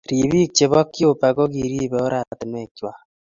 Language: Kalenjin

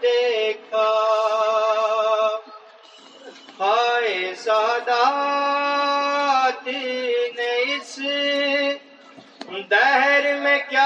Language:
Urdu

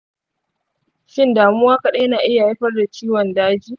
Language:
Hausa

